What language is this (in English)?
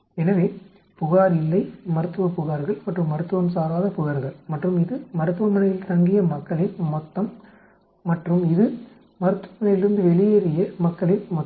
Tamil